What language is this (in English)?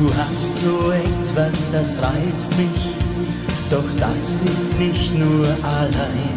Romanian